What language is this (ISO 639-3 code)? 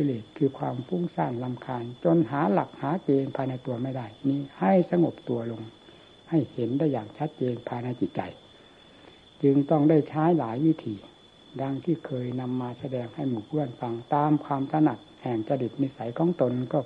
tha